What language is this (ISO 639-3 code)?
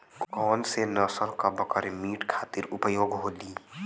bho